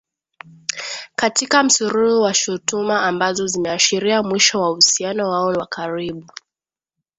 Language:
Swahili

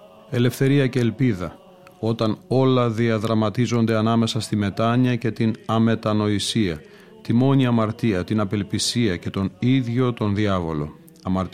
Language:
Greek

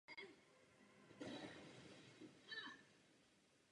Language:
Czech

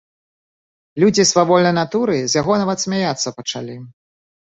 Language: Belarusian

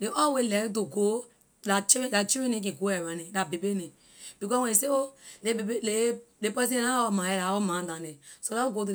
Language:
Liberian English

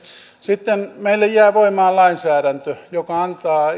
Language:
Finnish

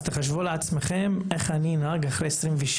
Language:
Hebrew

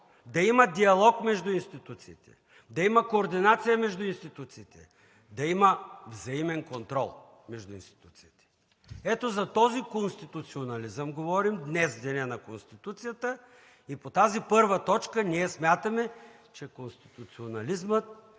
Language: Bulgarian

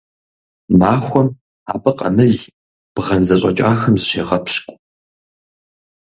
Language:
Kabardian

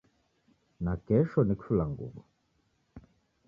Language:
Taita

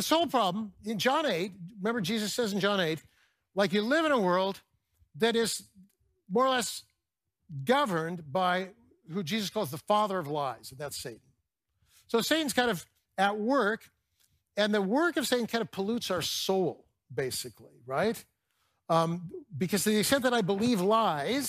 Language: English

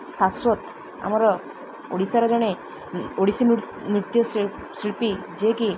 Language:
Odia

